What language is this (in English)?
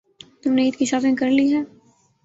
Urdu